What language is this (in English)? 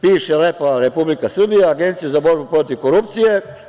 Serbian